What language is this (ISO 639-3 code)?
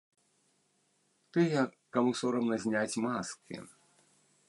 bel